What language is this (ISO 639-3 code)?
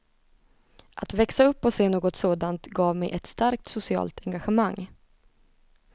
swe